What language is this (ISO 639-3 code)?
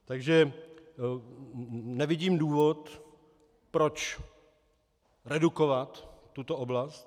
ces